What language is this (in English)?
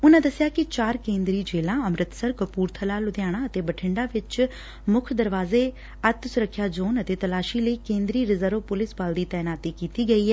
Punjabi